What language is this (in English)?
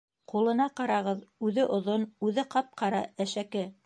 Bashkir